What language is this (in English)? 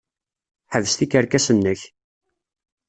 Kabyle